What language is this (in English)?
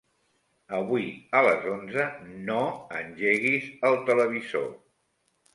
Catalan